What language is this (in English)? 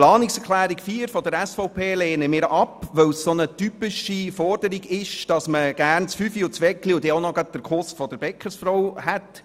Swiss German